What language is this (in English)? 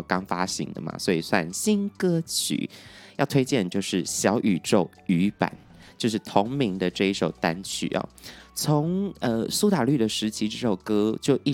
Chinese